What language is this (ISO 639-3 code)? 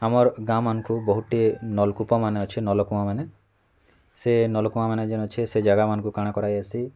ori